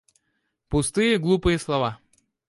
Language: Russian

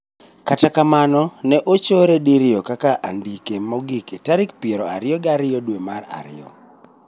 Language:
Luo (Kenya and Tanzania)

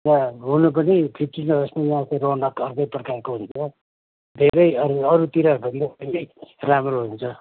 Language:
Nepali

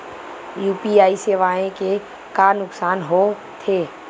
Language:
Chhattisgarhi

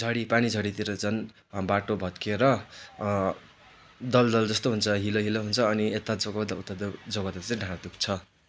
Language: Nepali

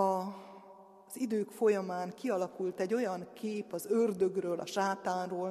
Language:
Hungarian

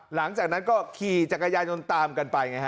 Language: Thai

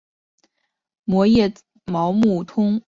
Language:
Chinese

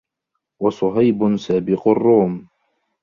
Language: Arabic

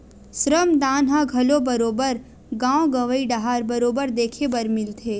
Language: Chhattisgarhi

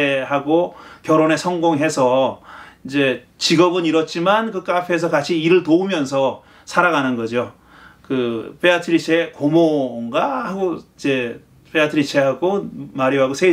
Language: Korean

